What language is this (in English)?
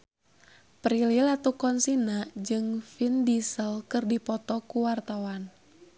Sundanese